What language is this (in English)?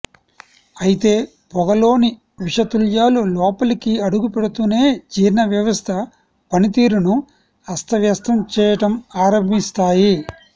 Telugu